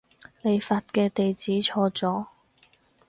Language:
Cantonese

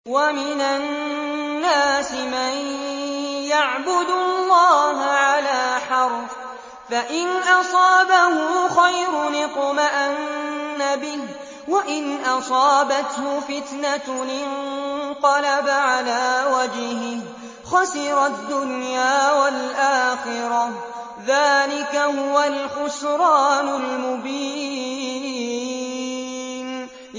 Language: Arabic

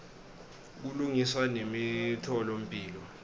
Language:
Swati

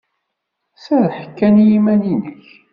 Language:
Kabyle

